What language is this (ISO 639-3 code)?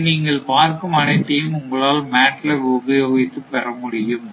tam